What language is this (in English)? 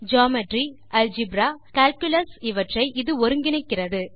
Tamil